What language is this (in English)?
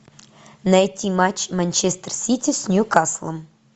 Russian